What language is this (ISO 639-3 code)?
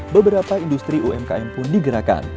ind